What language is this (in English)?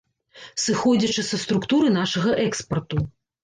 Belarusian